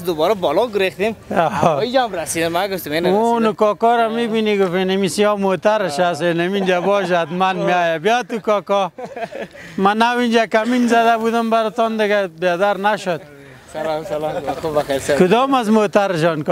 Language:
Persian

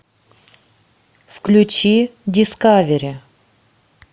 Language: Russian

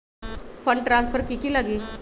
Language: Magahi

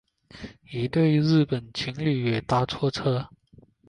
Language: Chinese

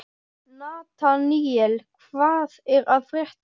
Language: Icelandic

